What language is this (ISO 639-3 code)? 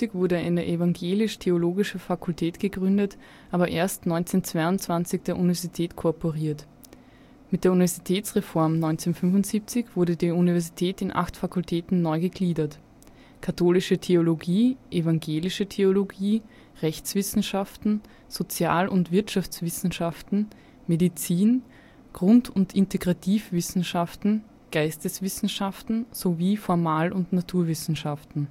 deu